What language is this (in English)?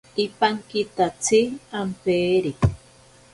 Ashéninka Perené